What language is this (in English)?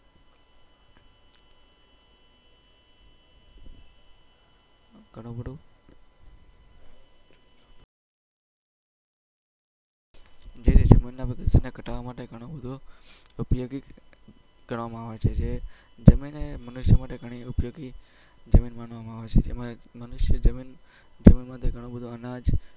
Gujarati